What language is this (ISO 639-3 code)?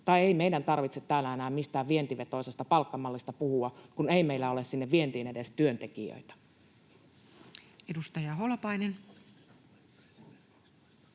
fin